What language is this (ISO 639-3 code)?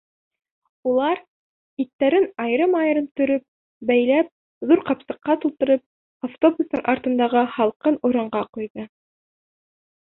bak